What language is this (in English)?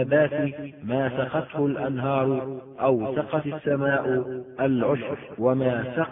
Arabic